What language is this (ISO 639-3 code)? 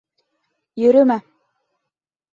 bak